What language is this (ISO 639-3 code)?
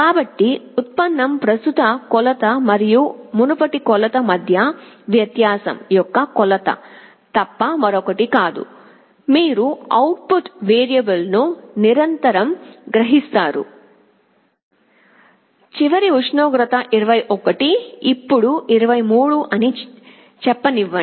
tel